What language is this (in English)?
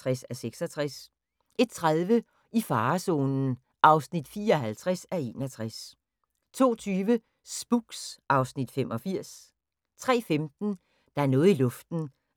Danish